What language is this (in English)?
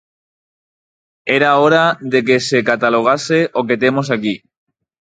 Galician